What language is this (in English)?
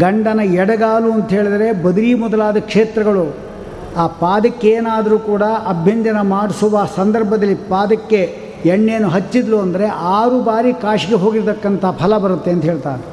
Kannada